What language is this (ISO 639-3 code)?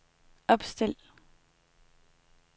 dan